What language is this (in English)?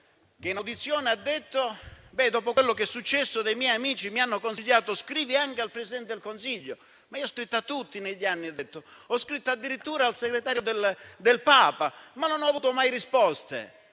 Italian